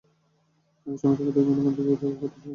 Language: Bangla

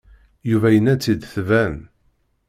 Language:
Kabyle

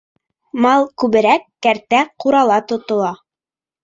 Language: Bashkir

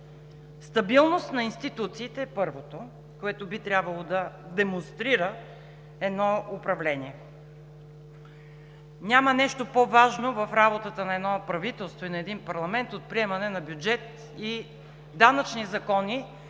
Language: Bulgarian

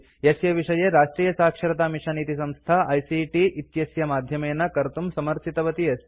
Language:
Sanskrit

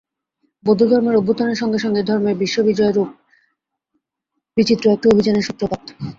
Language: Bangla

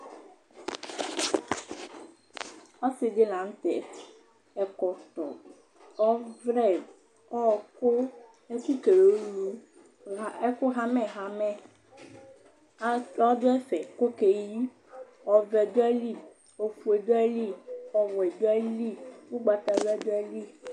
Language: Ikposo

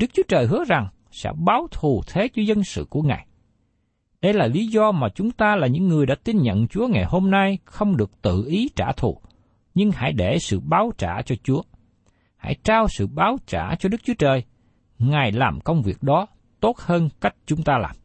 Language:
Vietnamese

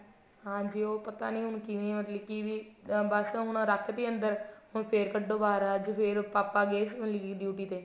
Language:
Punjabi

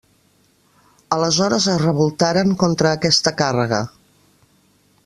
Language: Catalan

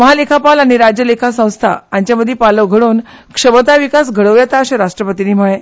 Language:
Konkani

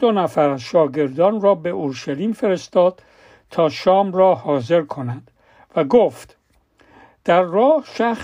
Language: Persian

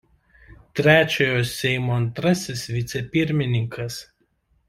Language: Lithuanian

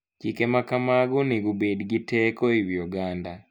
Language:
Luo (Kenya and Tanzania)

